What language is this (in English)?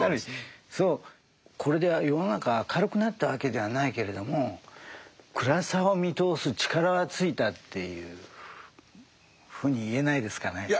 Japanese